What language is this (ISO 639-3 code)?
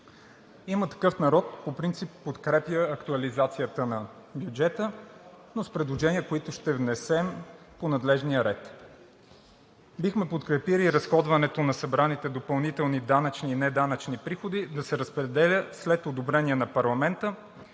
bul